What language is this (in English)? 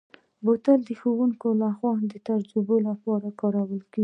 Pashto